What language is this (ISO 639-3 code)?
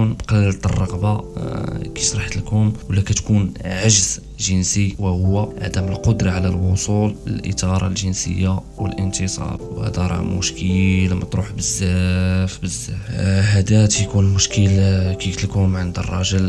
ara